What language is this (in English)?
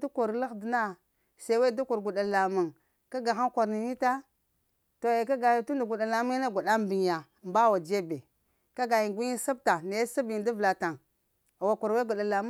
Lamang